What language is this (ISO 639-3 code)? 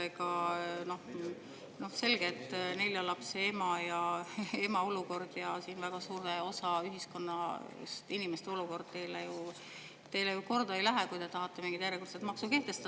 est